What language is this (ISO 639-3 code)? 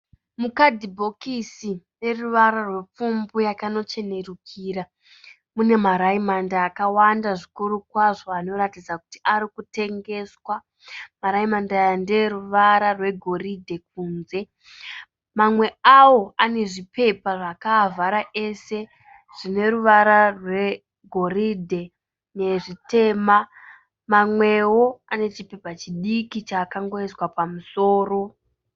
sna